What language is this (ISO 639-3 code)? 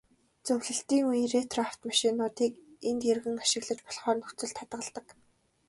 mon